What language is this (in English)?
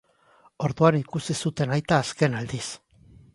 Basque